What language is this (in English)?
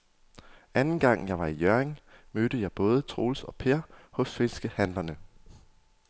Danish